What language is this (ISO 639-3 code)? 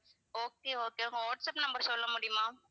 tam